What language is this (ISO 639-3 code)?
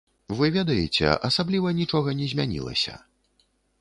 bel